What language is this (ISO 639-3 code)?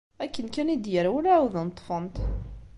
kab